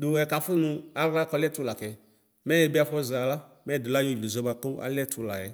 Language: Ikposo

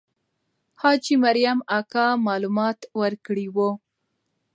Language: Pashto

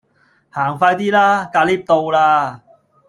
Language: Cantonese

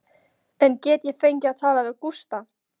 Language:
Icelandic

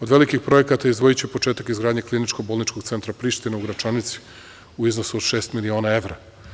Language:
Serbian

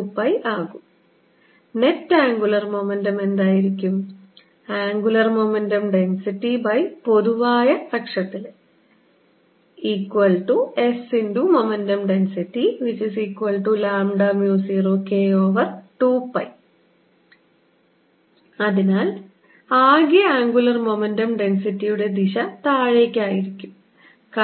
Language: Malayalam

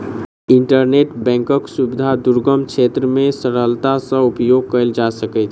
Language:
Maithili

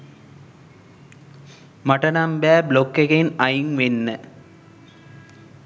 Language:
Sinhala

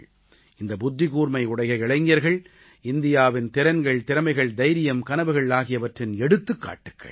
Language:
Tamil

